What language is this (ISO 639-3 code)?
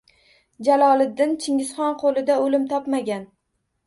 uzb